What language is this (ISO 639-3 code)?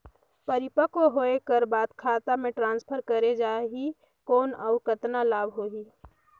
hne